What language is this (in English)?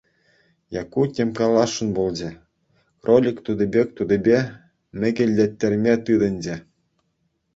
Chuvash